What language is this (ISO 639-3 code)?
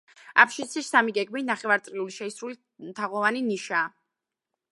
kat